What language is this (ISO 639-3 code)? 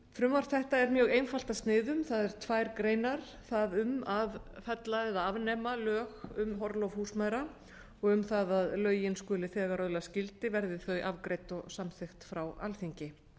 isl